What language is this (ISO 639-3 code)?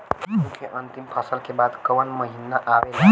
bho